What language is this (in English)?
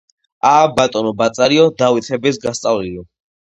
Georgian